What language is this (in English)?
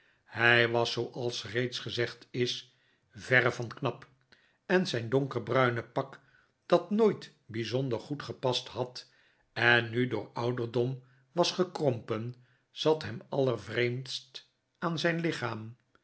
Dutch